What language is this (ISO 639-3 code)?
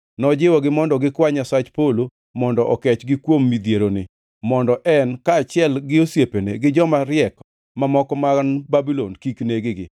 luo